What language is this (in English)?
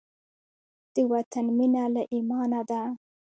Pashto